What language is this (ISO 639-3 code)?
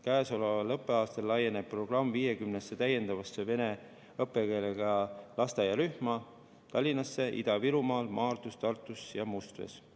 est